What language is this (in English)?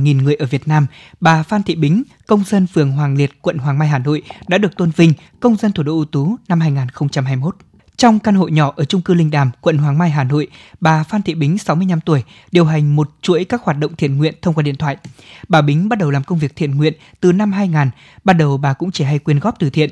Vietnamese